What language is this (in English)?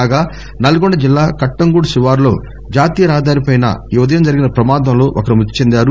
Telugu